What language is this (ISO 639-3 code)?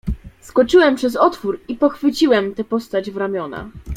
pol